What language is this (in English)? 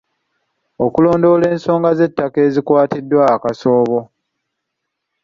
Ganda